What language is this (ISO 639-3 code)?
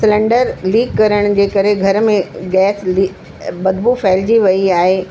snd